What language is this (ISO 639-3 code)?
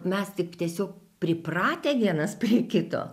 lit